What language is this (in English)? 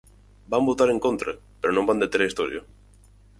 Galician